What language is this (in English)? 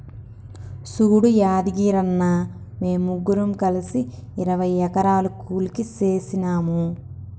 Telugu